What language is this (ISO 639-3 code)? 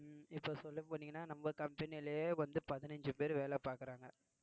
tam